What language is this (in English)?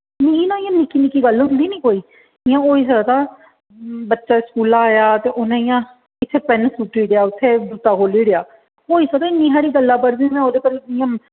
Dogri